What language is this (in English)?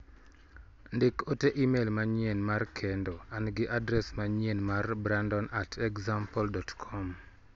Luo (Kenya and Tanzania)